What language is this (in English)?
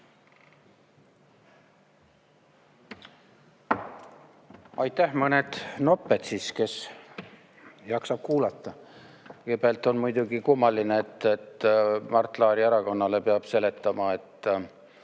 Estonian